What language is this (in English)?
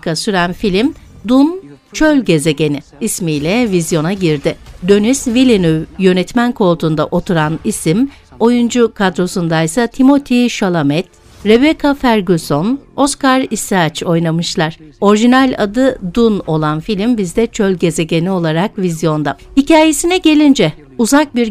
Turkish